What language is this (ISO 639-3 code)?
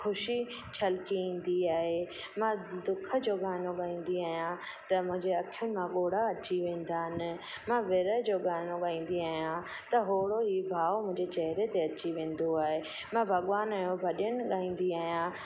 snd